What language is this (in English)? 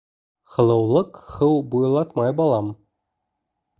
Bashkir